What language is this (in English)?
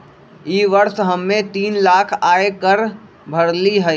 Magahi